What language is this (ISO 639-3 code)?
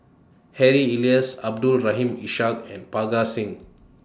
eng